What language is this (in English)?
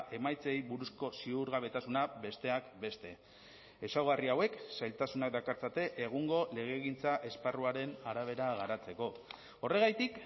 Basque